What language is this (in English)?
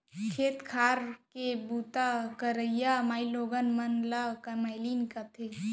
Chhattisgarhi